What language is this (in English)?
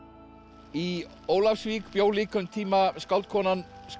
Icelandic